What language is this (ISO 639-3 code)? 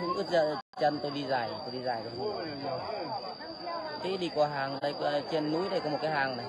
vie